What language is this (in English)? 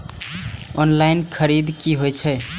Maithili